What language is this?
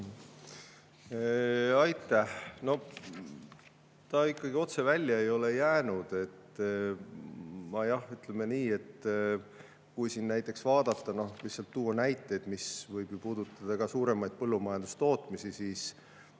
Estonian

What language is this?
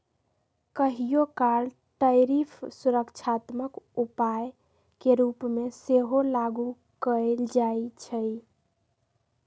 Magahi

